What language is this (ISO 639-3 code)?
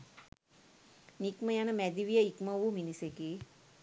sin